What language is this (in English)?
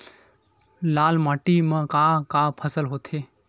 Chhattisgarhi